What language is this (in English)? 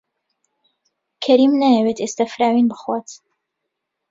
Central Kurdish